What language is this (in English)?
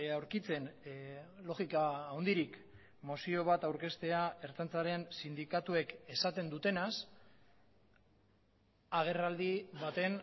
Basque